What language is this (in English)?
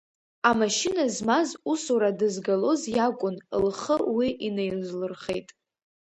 Abkhazian